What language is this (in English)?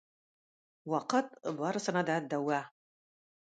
Tatar